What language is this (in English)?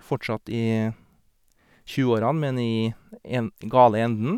Norwegian